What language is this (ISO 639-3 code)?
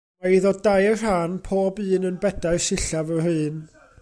cym